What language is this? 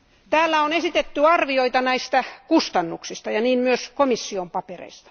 Finnish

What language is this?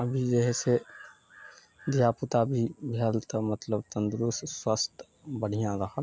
Maithili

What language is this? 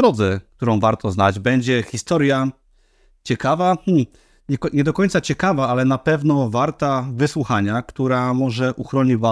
Polish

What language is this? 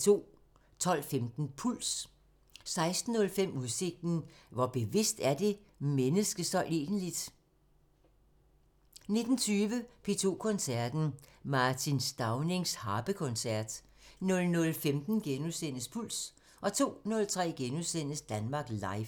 Danish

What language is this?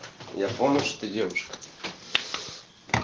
Russian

